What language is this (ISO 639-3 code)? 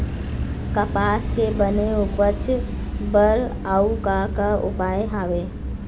hne